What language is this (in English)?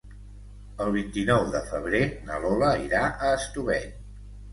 Catalan